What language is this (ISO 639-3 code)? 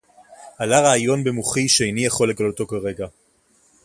heb